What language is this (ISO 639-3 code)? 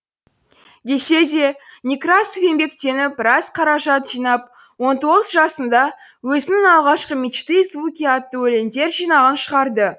kaz